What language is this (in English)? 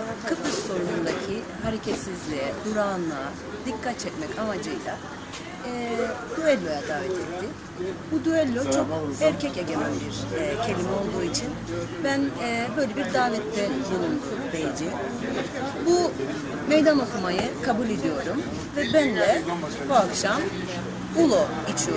Turkish